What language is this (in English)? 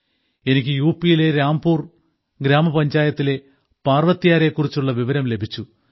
Malayalam